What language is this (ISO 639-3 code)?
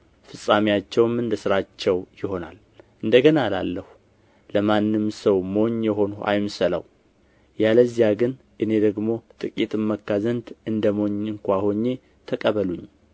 amh